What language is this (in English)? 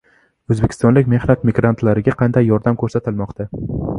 Uzbek